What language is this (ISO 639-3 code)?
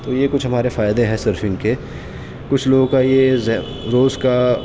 urd